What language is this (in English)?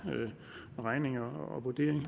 Danish